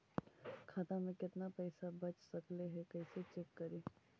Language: Magahi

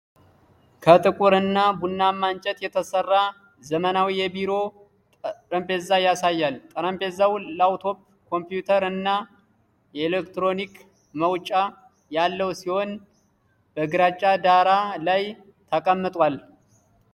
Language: Amharic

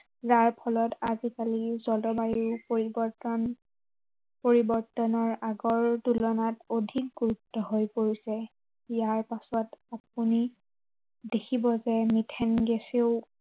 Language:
Assamese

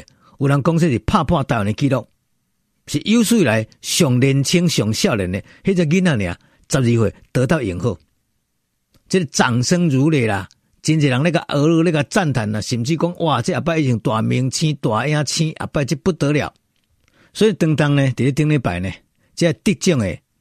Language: Chinese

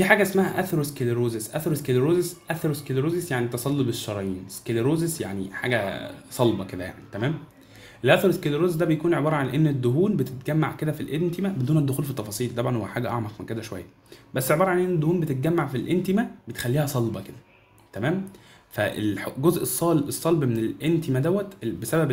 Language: Arabic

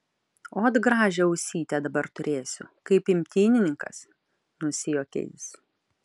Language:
Lithuanian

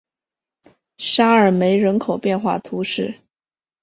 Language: Chinese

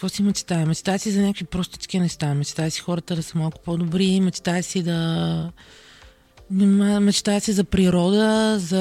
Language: Bulgarian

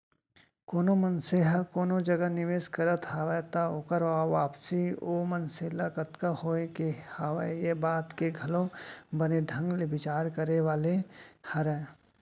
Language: Chhattisgarhi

